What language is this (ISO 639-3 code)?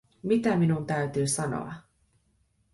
fin